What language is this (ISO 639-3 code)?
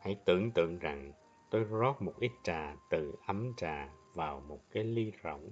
vie